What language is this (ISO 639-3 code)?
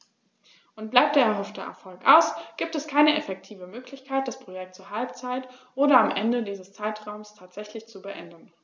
deu